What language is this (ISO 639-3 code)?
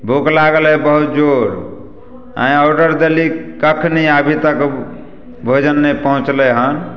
mai